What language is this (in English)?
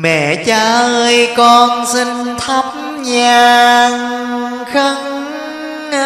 Vietnamese